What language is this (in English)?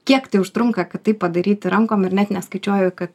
Lithuanian